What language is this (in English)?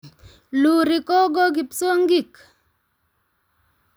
Kalenjin